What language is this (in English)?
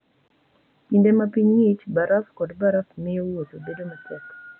Luo (Kenya and Tanzania)